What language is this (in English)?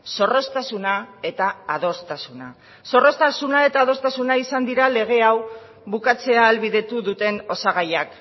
Basque